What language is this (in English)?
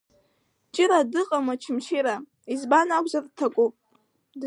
Abkhazian